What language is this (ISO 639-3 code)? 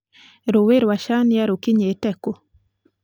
kik